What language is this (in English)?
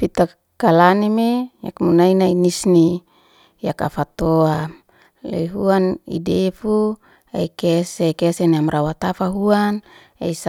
Liana-Seti